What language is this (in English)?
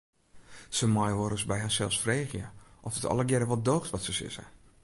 Western Frisian